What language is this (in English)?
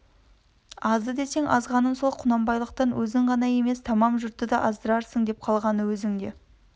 Kazakh